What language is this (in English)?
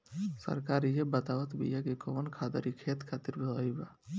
Bhojpuri